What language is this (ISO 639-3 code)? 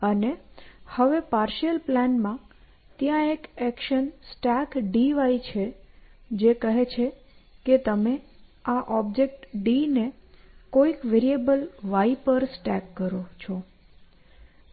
guj